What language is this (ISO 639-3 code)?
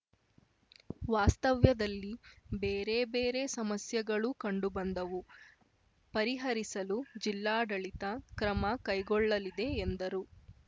kan